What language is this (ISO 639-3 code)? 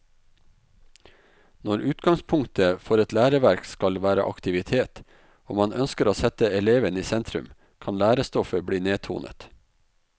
nor